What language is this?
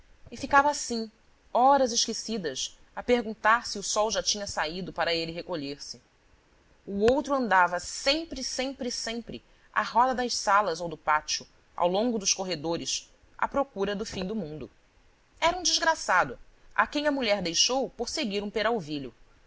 Portuguese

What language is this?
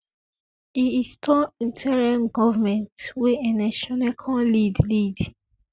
Nigerian Pidgin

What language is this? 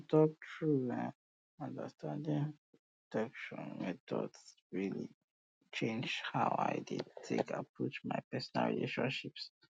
Nigerian Pidgin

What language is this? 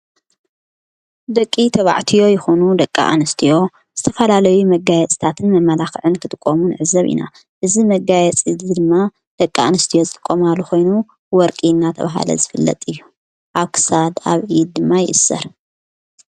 Tigrinya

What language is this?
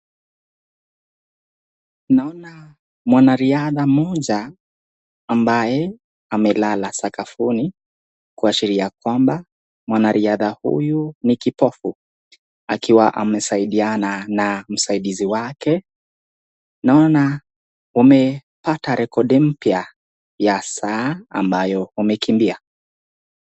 Swahili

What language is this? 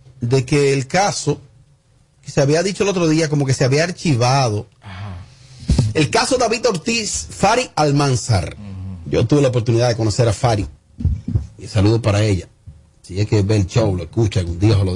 Spanish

